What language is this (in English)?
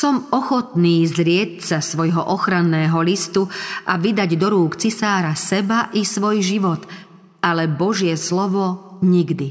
Slovak